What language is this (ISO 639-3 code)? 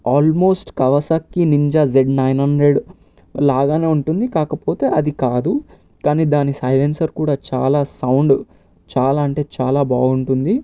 tel